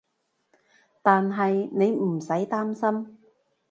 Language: Cantonese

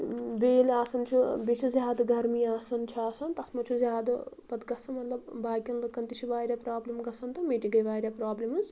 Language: Kashmiri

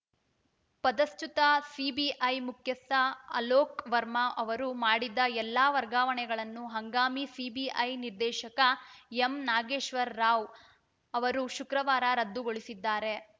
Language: Kannada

